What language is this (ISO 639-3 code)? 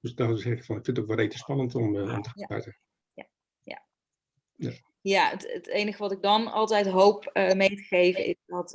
nld